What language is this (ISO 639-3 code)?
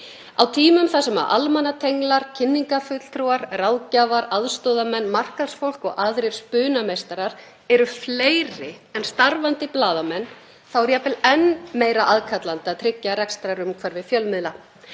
isl